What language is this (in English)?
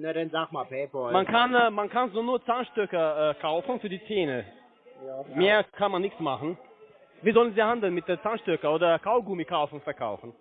German